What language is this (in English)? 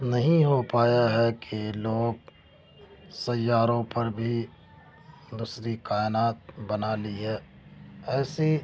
Urdu